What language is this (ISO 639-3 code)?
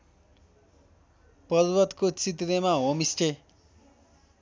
nep